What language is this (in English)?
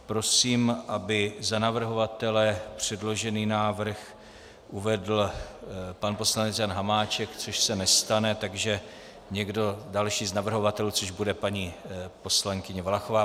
Czech